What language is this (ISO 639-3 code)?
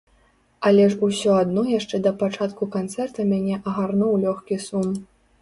bel